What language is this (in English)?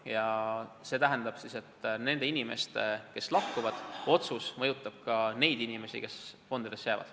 Estonian